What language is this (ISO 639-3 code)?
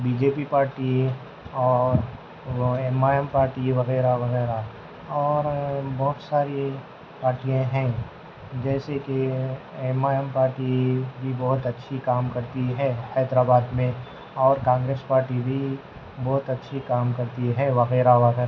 urd